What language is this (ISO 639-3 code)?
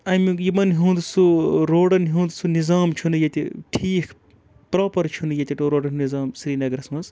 kas